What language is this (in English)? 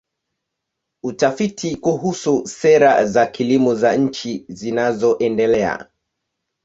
Swahili